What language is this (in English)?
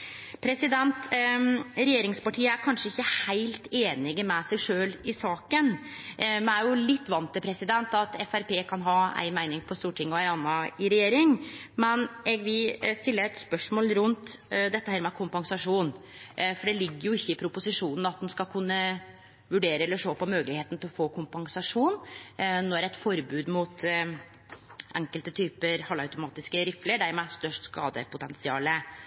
Norwegian Nynorsk